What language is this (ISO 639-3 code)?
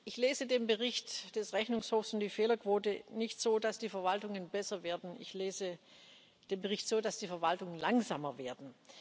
deu